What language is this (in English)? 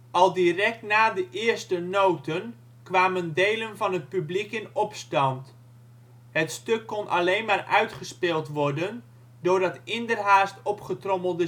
Dutch